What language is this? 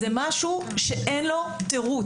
Hebrew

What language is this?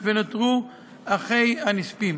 Hebrew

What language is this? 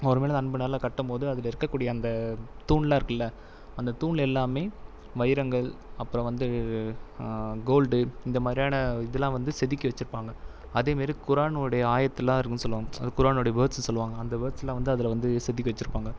Tamil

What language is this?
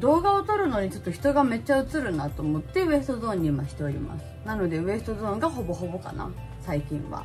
Japanese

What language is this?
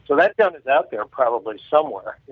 English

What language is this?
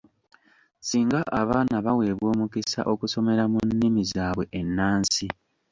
Ganda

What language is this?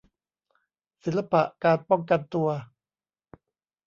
Thai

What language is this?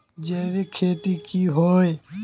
Magahi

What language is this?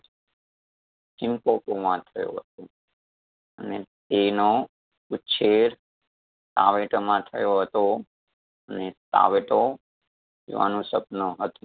Gujarati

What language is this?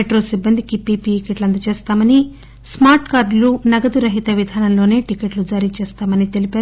Telugu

